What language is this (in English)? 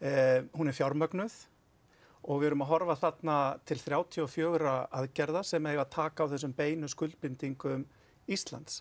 Icelandic